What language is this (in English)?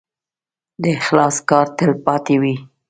Pashto